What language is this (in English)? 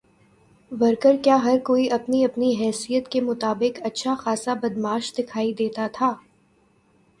Urdu